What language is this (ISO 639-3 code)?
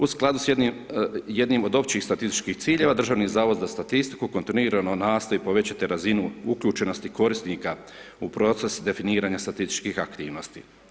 hrv